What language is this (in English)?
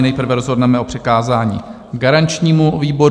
Czech